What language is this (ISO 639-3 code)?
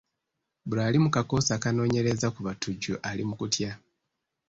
lug